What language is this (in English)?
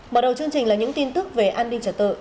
Vietnamese